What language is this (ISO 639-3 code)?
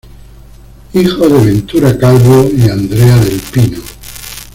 spa